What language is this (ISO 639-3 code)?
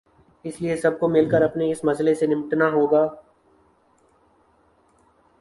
urd